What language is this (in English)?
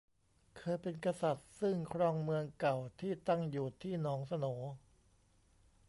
Thai